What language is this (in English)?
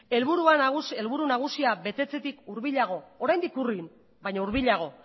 Basque